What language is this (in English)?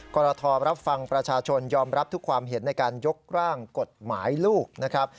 Thai